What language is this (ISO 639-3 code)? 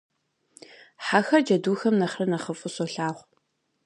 kbd